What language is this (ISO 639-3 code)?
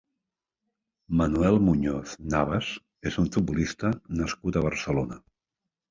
cat